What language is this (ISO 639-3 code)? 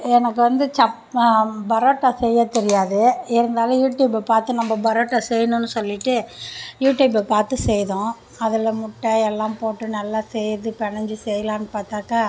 tam